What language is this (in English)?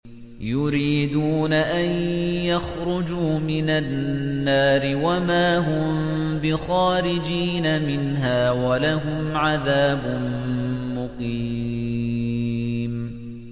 Arabic